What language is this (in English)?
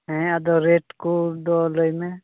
Santali